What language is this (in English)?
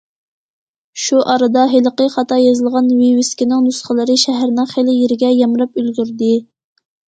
Uyghur